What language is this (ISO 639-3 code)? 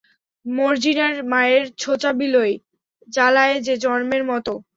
ben